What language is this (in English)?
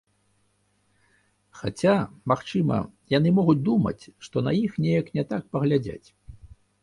Belarusian